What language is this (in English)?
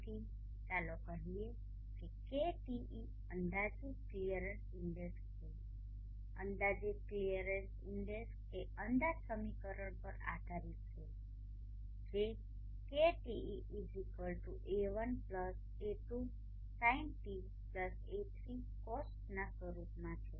Gujarati